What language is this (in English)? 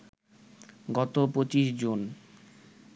Bangla